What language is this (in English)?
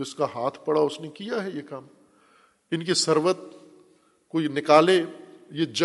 Urdu